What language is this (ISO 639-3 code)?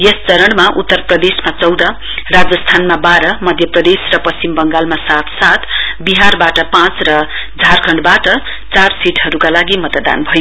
nep